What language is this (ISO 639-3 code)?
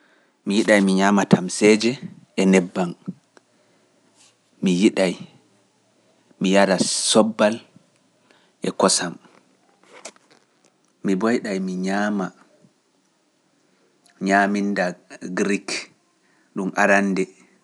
fuf